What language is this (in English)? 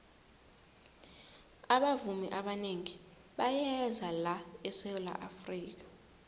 South Ndebele